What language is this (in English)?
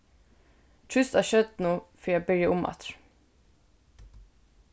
Faroese